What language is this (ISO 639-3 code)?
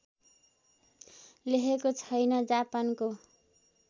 nep